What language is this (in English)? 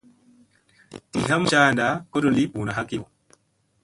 Musey